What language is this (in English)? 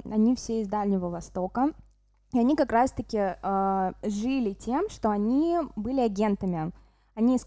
Russian